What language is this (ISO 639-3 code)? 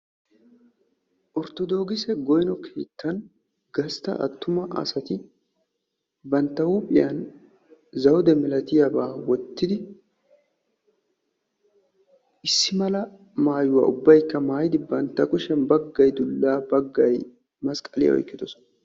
wal